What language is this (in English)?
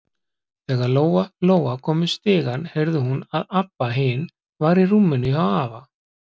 Icelandic